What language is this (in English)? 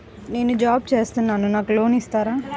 Telugu